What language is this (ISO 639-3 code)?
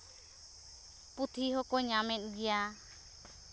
sat